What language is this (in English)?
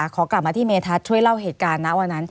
Thai